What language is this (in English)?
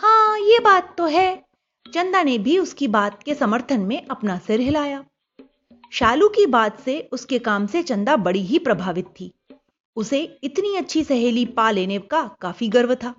Hindi